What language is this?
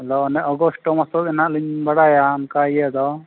Santali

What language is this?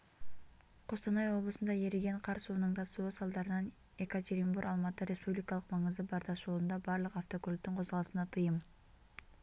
Kazakh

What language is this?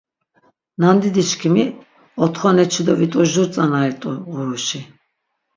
Laz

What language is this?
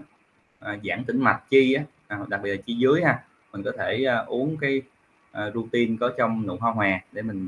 Vietnamese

